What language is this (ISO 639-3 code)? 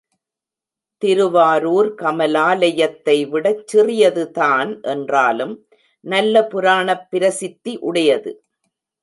tam